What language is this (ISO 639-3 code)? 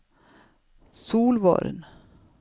nor